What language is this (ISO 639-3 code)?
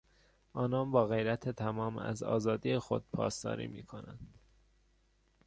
fas